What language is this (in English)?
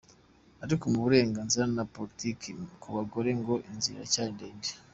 Kinyarwanda